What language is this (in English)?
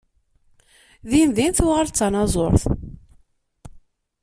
Kabyle